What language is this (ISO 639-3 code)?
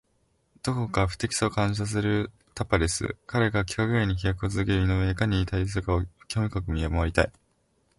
jpn